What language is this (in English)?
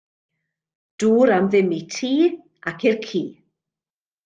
Welsh